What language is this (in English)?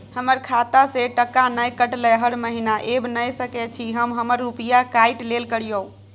Maithili